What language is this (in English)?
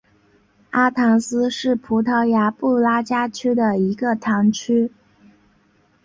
Chinese